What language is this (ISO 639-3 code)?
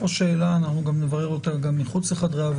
heb